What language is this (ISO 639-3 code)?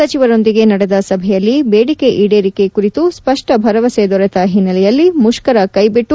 kan